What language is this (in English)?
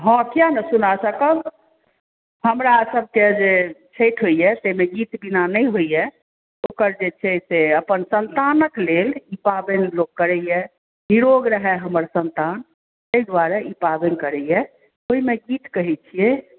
Maithili